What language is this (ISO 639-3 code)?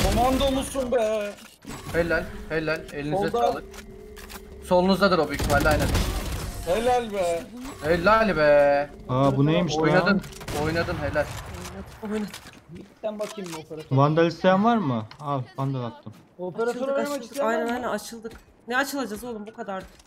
tur